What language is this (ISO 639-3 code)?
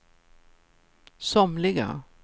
swe